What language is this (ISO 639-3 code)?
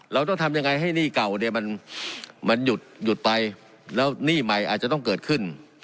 tha